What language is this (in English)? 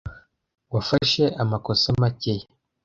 Kinyarwanda